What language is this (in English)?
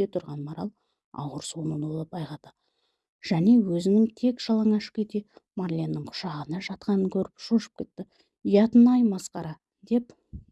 Turkish